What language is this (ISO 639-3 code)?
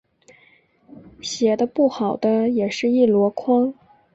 zho